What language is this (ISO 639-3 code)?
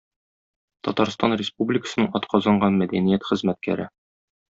tat